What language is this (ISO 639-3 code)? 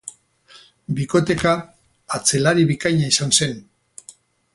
eus